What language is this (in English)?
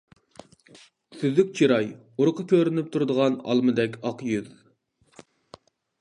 Uyghur